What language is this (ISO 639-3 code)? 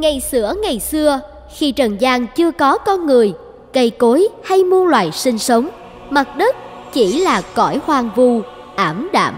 vie